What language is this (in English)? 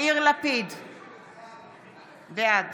Hebrew